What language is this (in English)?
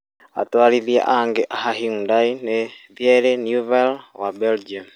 Kikuyu